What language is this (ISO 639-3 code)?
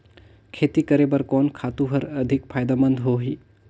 hne